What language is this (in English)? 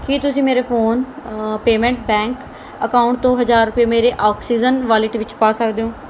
Punjabi